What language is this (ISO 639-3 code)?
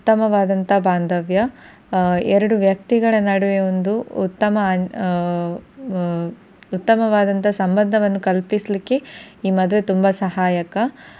kan